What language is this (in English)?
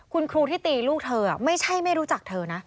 Thai